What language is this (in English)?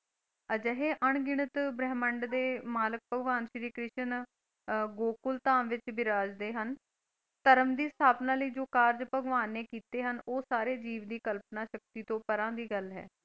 Punjabi